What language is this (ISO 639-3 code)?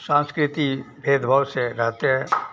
hin